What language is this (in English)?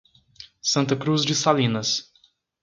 Portuguese